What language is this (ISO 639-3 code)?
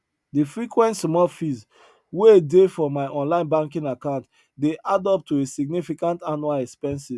pcm